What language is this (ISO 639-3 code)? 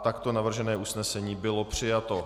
ces